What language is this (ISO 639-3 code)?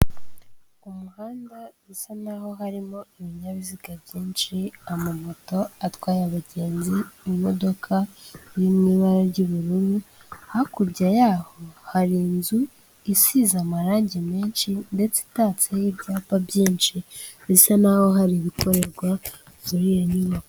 kin